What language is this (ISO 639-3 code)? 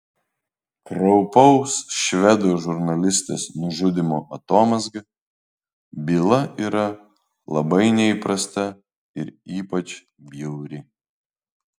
lit